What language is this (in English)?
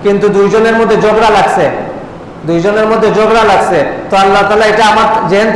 Indonesian